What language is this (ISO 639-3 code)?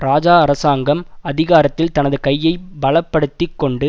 tam